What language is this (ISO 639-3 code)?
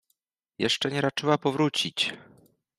pol